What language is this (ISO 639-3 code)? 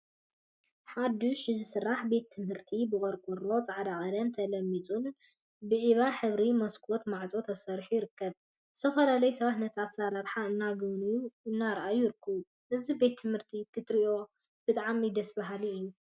tir